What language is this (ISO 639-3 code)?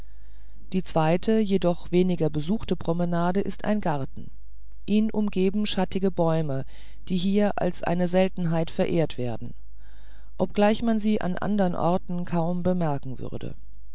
deu